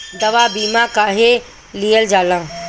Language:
Bhojpuri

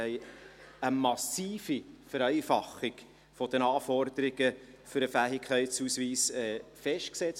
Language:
Swiss German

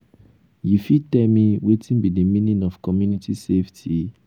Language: Nigerian Pidgin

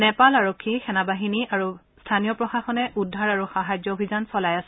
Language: Assamese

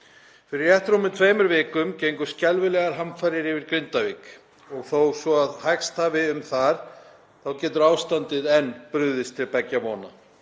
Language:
Icelandic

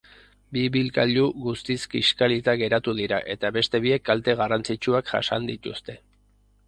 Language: Basque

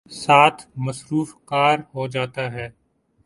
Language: Urdu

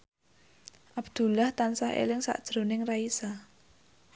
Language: Javanese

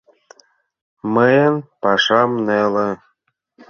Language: Mari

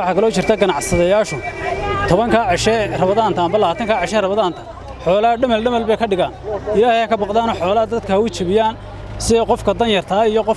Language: Arabic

